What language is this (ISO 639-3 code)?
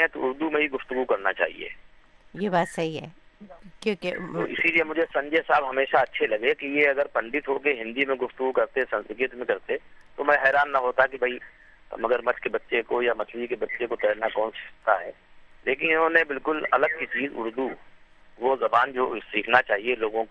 urd